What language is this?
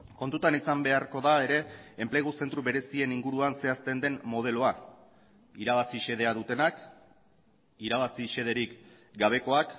Basque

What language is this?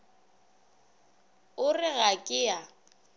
Northern Sotho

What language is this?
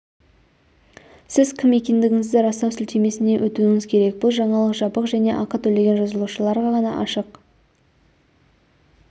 Kazakh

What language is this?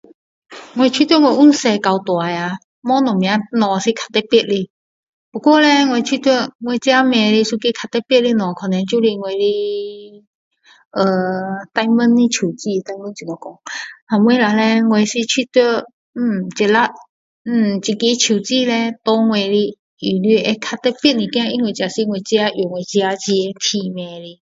Min Dong Chinese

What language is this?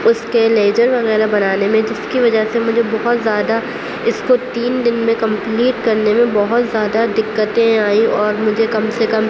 Urdu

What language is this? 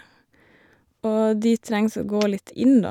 Norwegian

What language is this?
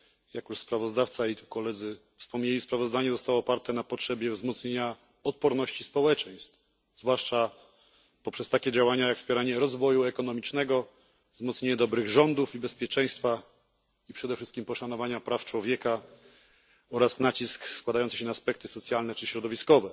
Polish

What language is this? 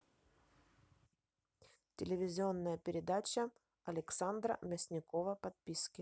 Russian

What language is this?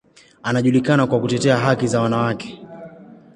Swahili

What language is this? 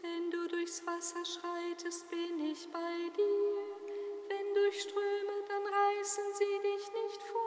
German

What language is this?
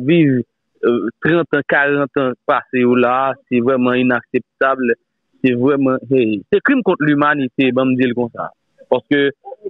French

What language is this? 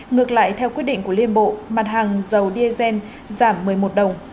Vietnamese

